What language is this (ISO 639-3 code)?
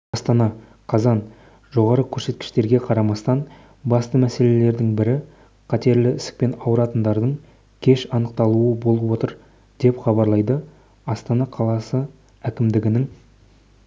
kaz